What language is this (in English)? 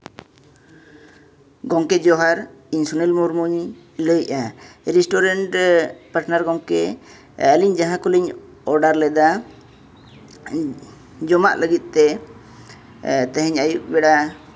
Santali